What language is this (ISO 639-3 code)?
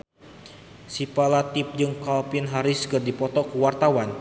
sun